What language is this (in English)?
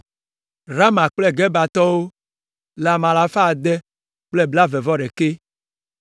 Ewe